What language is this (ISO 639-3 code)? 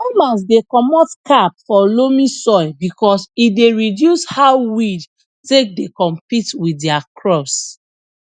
pcm